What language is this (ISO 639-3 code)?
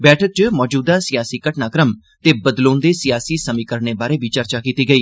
doi